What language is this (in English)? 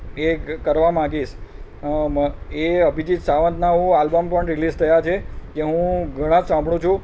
Gujarati